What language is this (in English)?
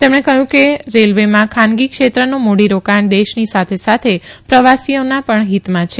Gujarati